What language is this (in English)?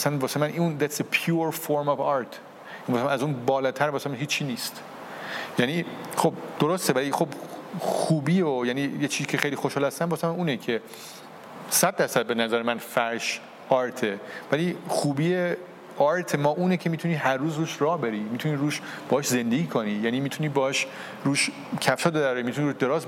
Persian